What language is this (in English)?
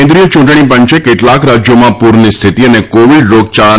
Gujarati